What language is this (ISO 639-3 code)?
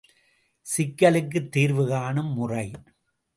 tam